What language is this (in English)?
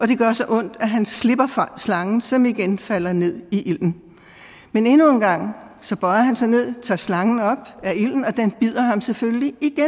Danish